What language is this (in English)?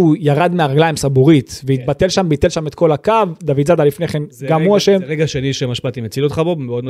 Hebrew